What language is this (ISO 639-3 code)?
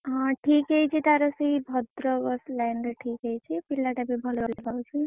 ori